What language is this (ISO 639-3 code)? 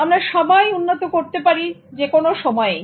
ben